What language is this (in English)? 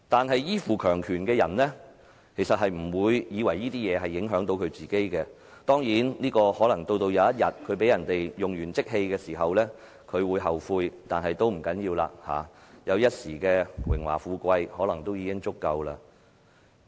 Cantonese